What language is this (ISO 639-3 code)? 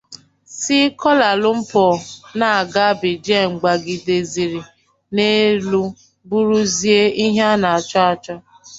ibo